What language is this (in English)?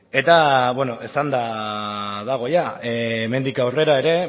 Basque